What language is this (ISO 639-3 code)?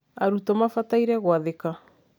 kik